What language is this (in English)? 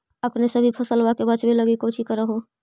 Magahi